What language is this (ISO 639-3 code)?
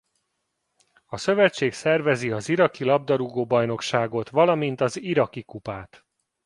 hun